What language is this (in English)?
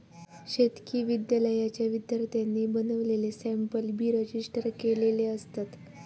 Marathi